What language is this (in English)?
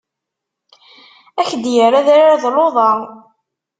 Kabyle